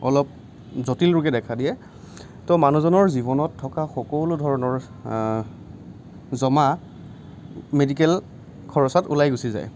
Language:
Assamese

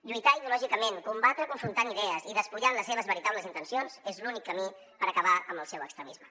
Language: Catalan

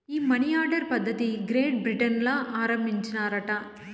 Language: Telugu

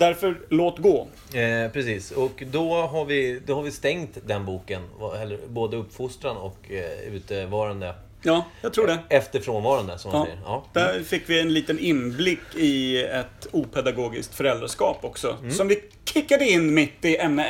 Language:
Swedish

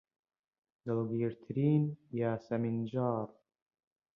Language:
Central Kurdish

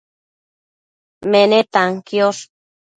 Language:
Matsés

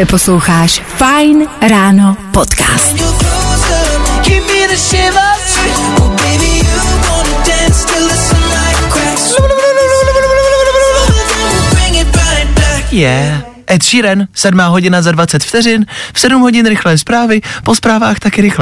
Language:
Czech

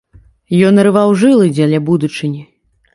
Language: Belarusian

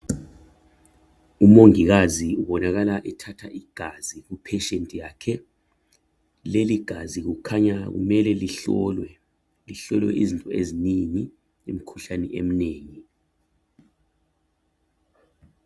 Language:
North Ndebele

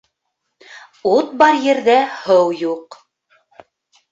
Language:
Bashkir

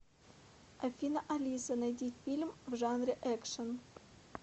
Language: Russian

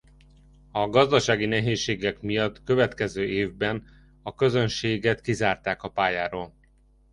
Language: Hungarian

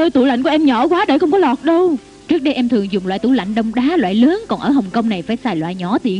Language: Vietnamese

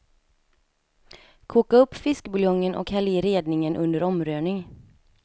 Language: Swedish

